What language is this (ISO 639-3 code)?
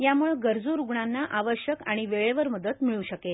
mar